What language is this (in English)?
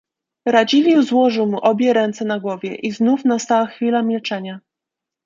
Polish